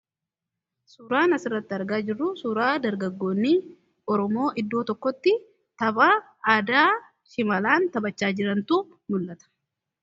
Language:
Oromo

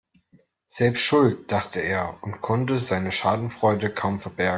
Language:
German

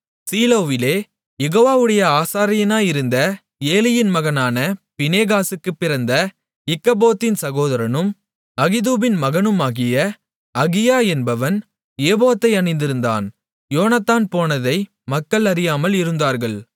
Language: Tamil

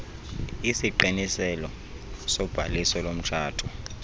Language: Xhosa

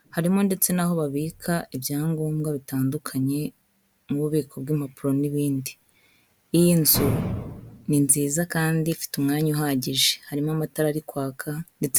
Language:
Kinyarwanda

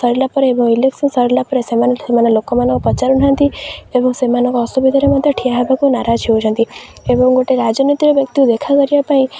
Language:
Odia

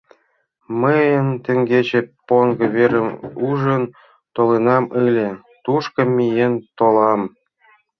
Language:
Mari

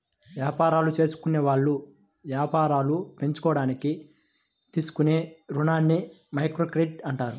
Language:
Telugu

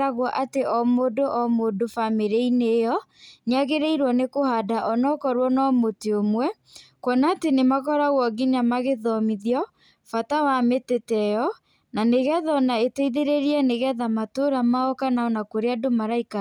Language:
Kikuyu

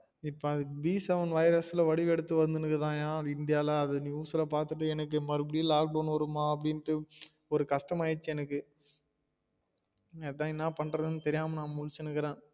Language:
Tamil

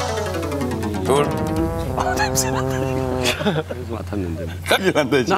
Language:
Korean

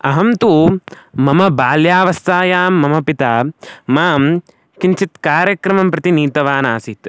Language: Sanskrit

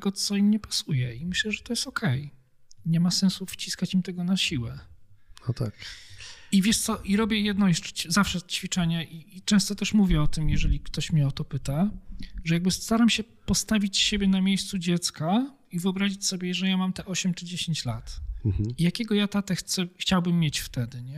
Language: Polish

